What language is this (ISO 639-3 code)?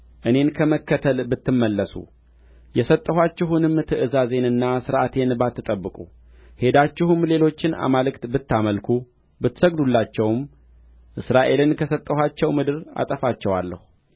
amh